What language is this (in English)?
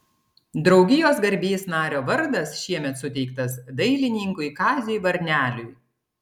Lithuanian